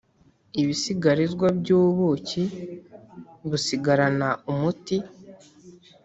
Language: Kinyarwanda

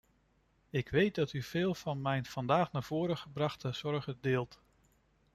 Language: Dutch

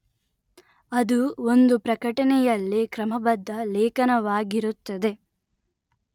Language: Kannada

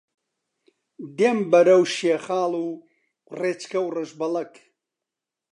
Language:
Central Kurdish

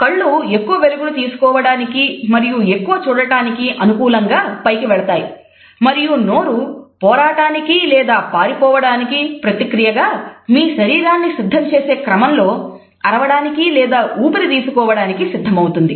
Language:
Telugu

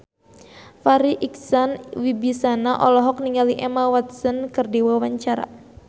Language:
Sundanese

